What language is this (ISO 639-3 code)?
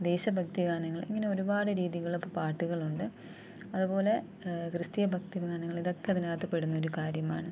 mal